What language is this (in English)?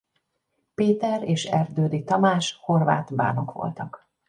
Hungarian